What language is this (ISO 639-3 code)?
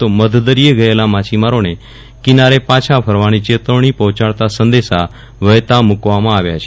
guj